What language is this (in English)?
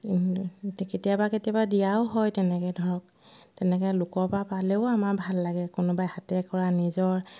Assamese